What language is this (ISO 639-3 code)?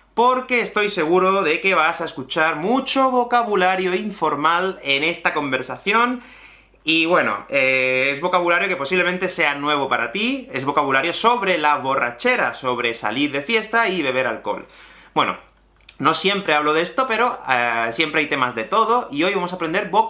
spa